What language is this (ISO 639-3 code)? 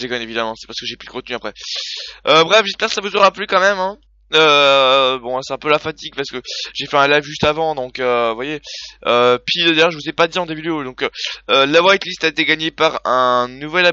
fra